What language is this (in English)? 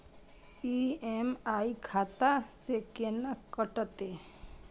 Maithili